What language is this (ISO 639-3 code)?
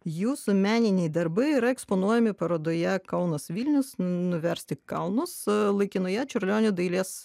lit